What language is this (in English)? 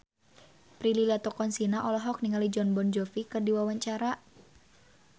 Sundanese